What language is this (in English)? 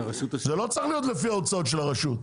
Hebrew